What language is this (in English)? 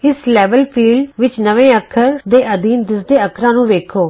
Punjabi